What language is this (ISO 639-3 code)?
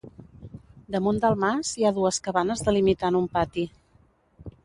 cat